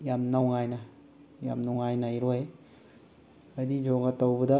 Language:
Manipuri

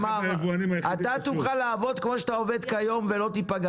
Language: Hebrew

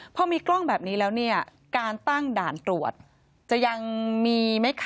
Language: Thai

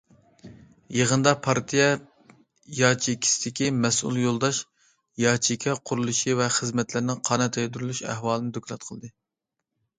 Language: Uyghur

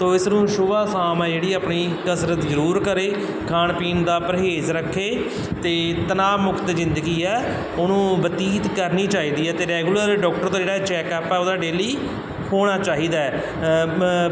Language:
Punjabi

